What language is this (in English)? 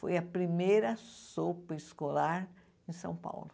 Portuguese